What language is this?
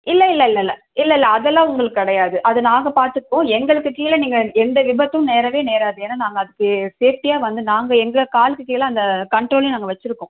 Tamil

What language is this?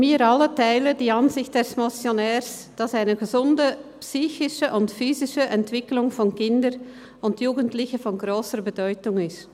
Swiss German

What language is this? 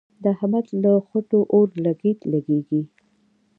Pashto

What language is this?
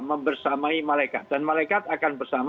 Indonesian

